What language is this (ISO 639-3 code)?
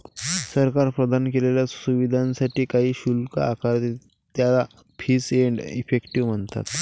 mar